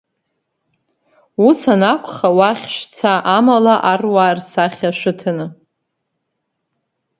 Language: Abkhazian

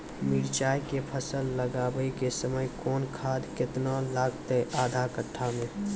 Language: Maithili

